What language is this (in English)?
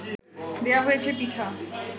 Bangla